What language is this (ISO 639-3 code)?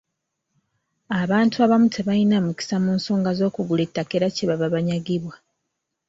lug